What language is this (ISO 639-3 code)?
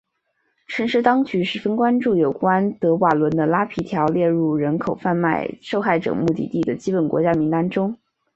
zho